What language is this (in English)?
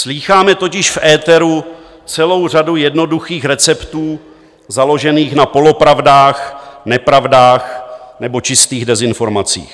Czech